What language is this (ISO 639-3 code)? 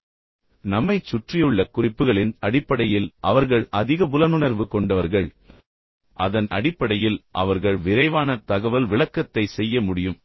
tam